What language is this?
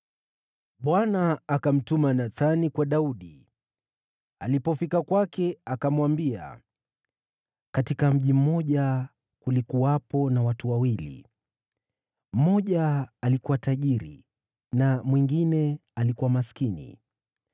Swahili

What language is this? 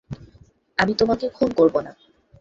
Bangla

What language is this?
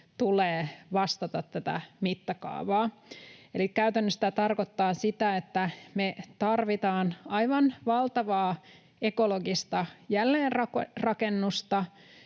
Finnish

